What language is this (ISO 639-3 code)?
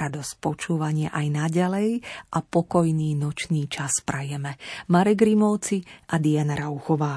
slk